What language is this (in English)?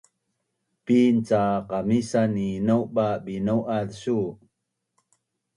Bunun